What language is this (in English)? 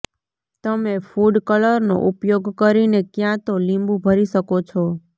Gujarati